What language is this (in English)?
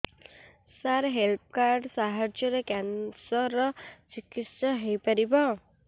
Odia